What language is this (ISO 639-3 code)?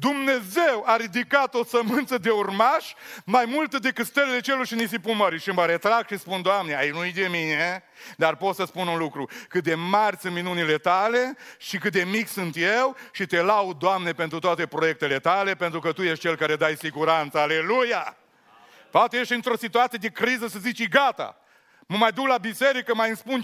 ron